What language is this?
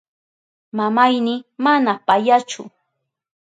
Southern Pastaza Quechua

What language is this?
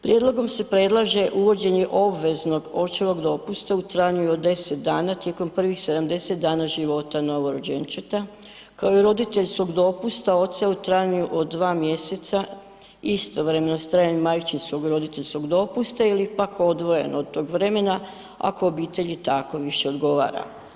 Croatian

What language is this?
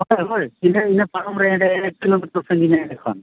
Santali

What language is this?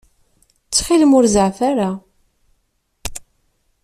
Kabyle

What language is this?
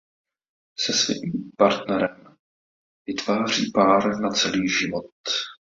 Czech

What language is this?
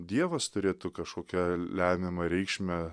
Lithuanian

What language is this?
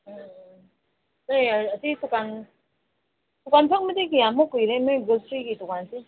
Manipuri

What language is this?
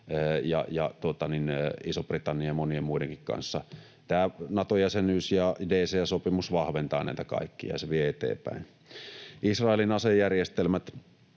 Finnish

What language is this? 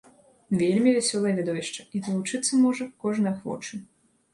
Belarusian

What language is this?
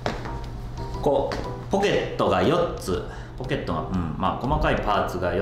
Japanese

